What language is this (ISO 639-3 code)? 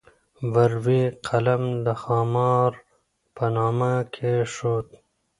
pus